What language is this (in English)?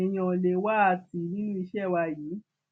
Yoruba